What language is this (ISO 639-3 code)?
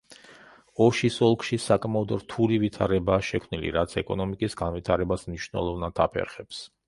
kat